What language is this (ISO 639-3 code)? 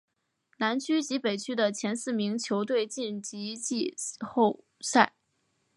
zho